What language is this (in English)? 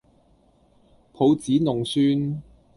Cantonese